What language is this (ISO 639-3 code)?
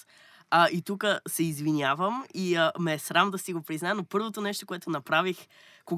bul